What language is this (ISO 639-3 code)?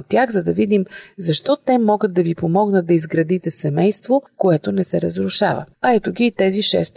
bul